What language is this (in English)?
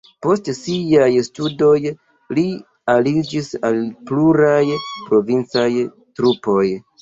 Esperanto